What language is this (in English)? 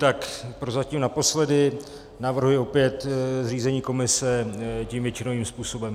Czech